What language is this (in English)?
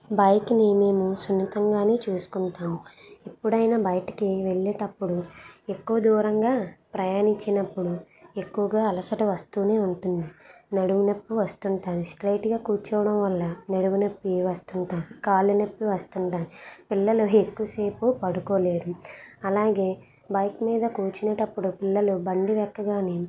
Telugu